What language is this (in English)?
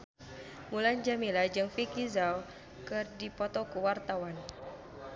Sundanese